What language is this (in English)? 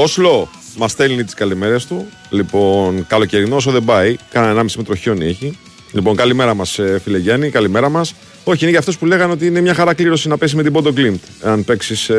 Greek